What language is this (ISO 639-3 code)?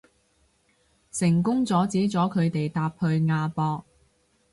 yue